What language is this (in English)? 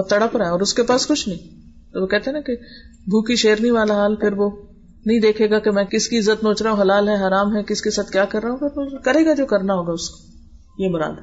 Urdu